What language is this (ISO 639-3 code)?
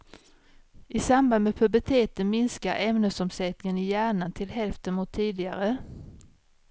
swe